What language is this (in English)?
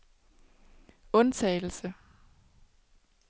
Danish